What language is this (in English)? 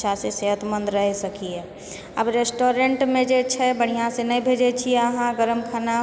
Maithili